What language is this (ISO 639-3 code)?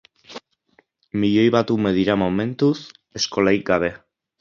eus